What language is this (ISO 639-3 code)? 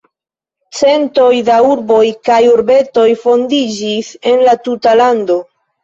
epo